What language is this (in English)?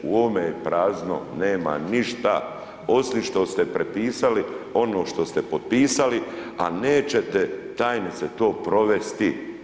Croatian